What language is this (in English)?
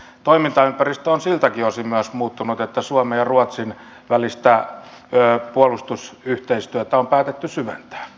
Finnish